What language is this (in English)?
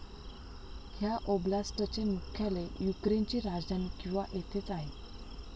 Marathi